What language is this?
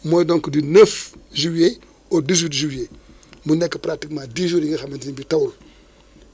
Wolof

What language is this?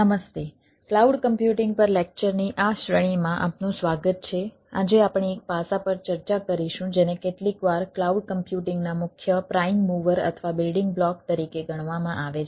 Gujarati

